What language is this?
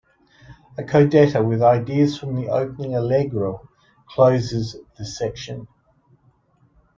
English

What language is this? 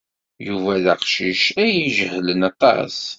Kabyle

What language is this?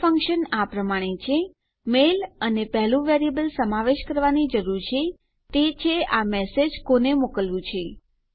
Gujarati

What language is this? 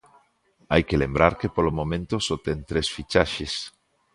Galician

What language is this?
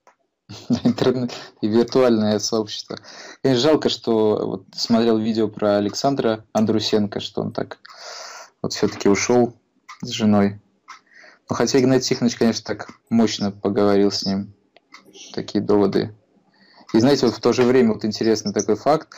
Russian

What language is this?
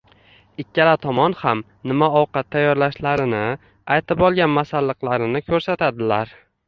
Uzbek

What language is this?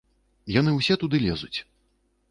Belarusian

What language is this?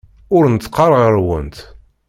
Kabyle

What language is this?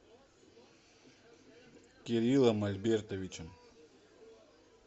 Russian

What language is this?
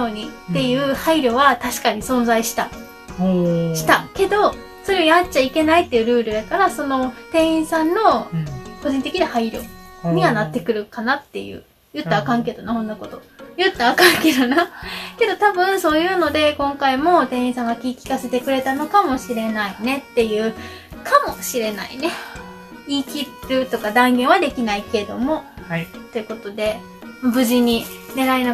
Japanese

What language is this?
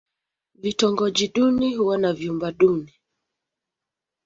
Swahili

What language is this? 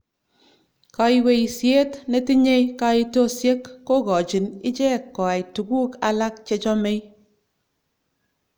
Kalenjin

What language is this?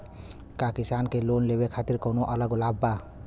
Bhojpuri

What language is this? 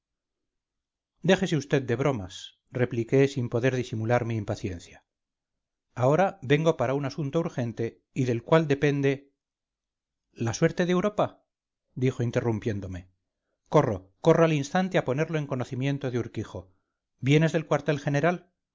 Spanish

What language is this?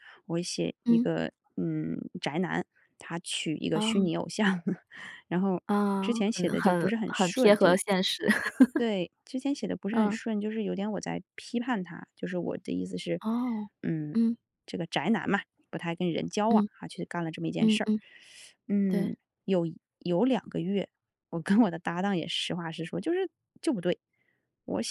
Chinese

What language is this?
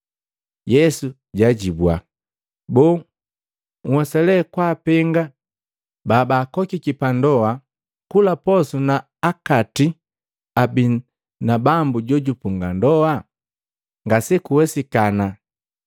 Matengo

